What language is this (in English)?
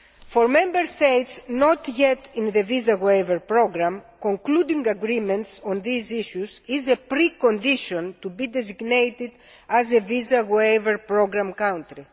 English